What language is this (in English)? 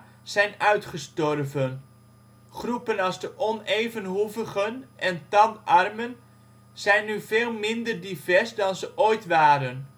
Dutch